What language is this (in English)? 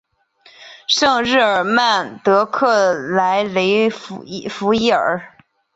Chinese